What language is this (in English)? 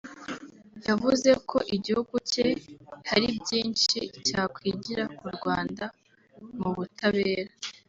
Kinyarwanda